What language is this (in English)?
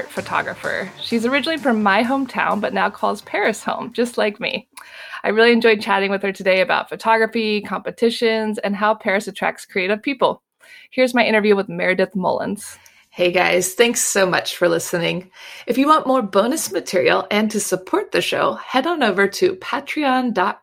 English